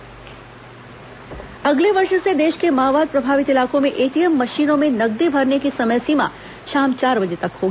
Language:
Hindi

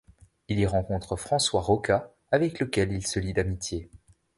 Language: French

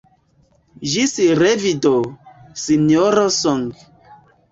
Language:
Esperanto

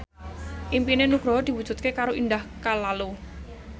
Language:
Javanese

